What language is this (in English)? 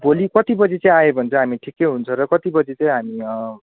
Nepali